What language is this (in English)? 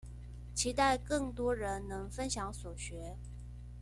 Chinese